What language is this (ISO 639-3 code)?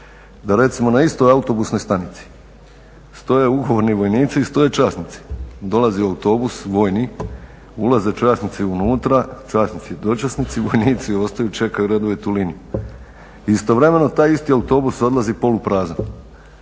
hrv